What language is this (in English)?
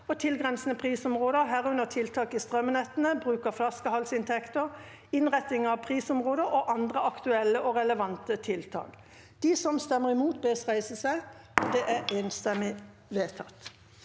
Norwegian